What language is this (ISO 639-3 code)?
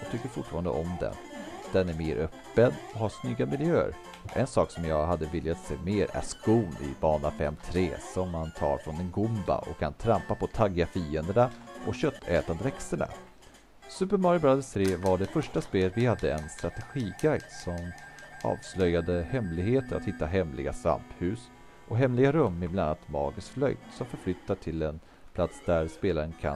swe